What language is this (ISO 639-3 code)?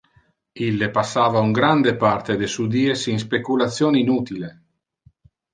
ina